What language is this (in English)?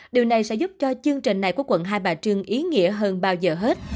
Vietnamese